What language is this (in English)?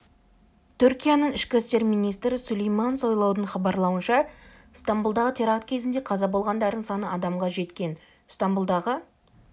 Kazakh